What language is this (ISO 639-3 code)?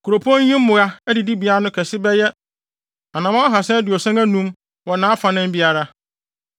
aka